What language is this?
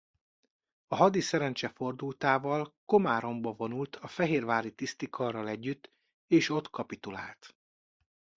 Hungarian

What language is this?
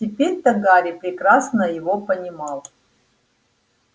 Russian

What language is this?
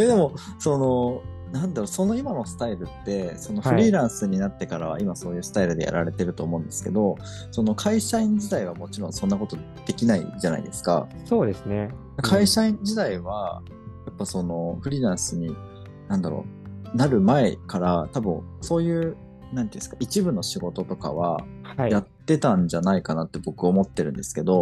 Japanese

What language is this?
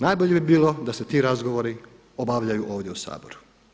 Croatian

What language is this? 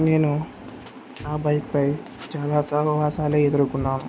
Telugu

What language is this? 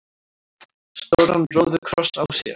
Icelandic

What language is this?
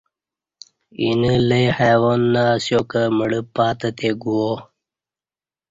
Kati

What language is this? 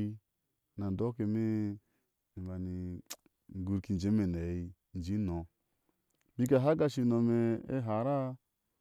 Ashe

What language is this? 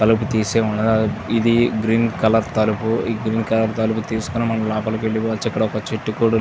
Telugu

